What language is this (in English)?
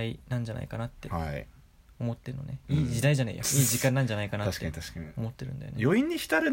Japanese